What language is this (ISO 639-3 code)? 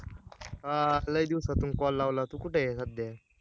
mar